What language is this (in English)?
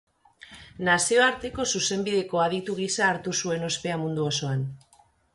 Basque